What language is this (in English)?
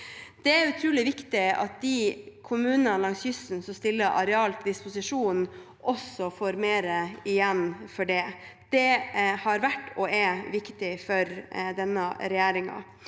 Norwegian